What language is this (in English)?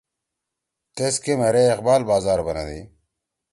Torwali